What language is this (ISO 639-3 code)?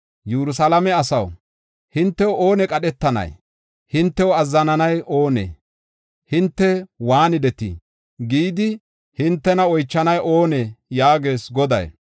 gof